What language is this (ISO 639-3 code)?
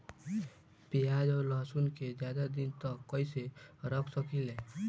bho